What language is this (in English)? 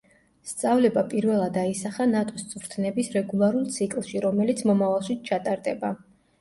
Georgian